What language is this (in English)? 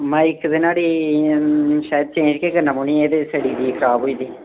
Dogri